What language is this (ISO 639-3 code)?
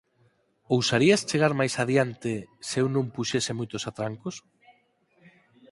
glg